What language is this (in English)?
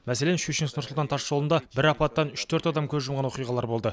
Kazakh